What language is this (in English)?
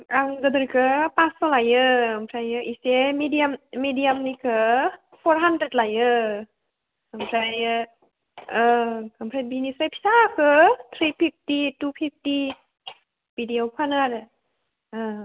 Bodo